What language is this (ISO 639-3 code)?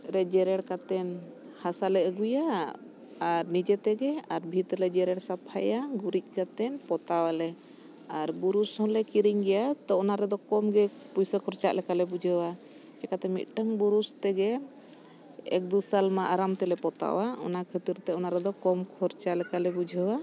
sat